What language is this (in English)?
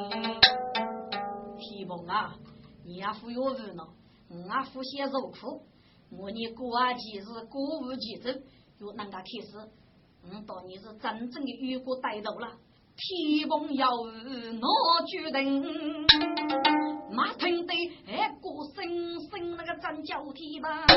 Chinese